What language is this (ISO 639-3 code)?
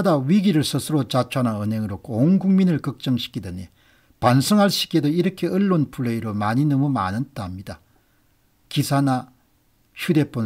kor